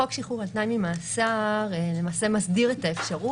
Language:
Hebrew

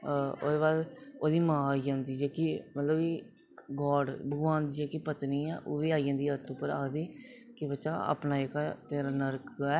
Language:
Dogri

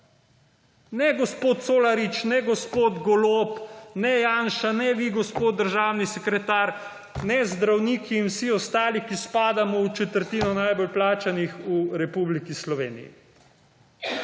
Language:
Slovenian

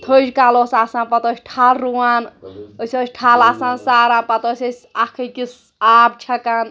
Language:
Kashmiri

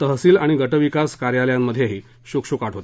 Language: Marathi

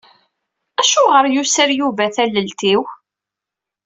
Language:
Kabyle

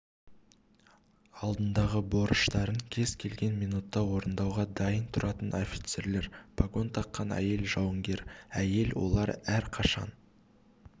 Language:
Kazakh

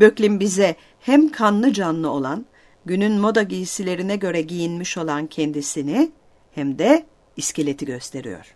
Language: Turkish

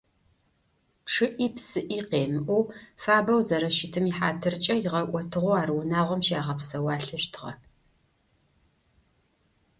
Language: Adyghe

